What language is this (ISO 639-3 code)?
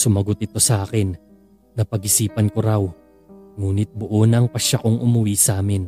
fil